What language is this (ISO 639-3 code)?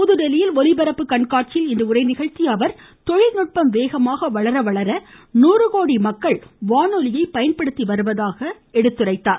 tam